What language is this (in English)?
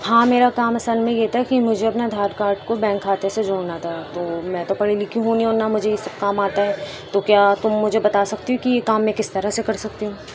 Urdu